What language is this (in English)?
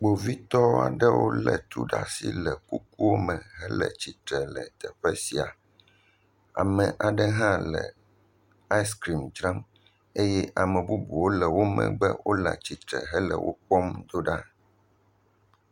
Ewe